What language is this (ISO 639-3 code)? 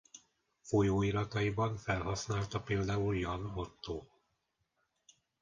hun